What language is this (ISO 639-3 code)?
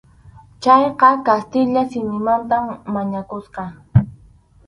qxu